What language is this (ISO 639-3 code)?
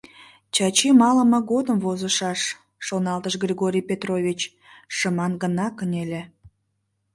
chm